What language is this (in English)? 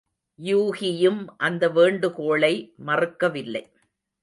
Tamil